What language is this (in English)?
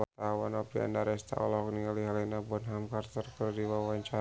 Sundanese